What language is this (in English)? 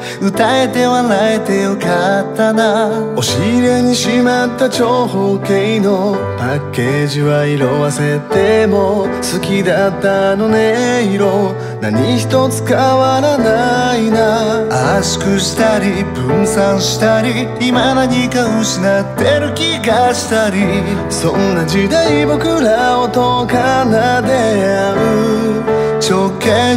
Korean